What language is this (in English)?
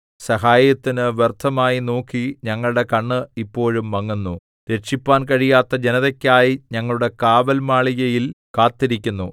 Malayalam